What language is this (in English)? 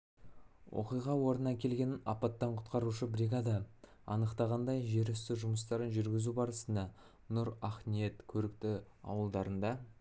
Kazakh